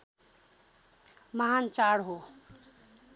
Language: Nepali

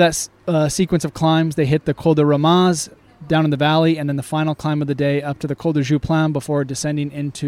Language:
English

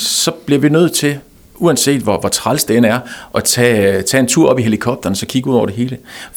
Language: Danish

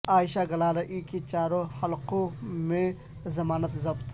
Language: Urdu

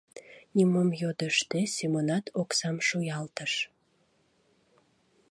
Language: Mari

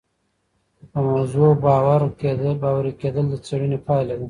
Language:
Pashto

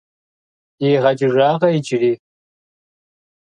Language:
Kabardian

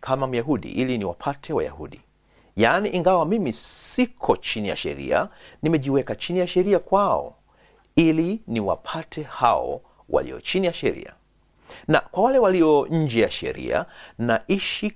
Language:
Swahili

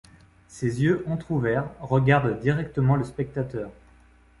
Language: French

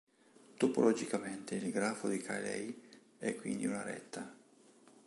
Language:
Italian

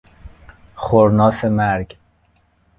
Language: Persian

